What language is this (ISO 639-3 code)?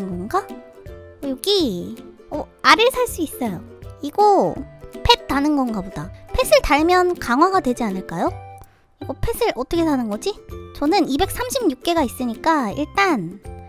kor